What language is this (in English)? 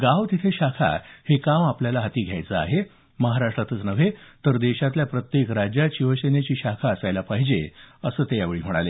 Marathi